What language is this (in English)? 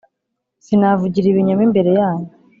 Kinyarwanda